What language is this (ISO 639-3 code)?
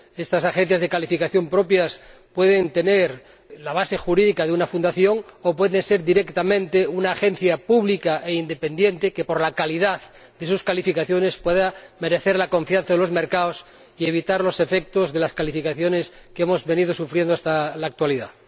spa